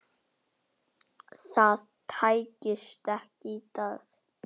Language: Icelandic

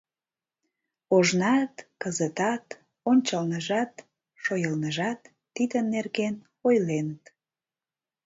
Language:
Mari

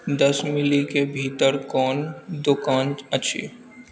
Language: Maithili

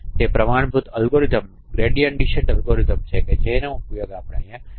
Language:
Gujarati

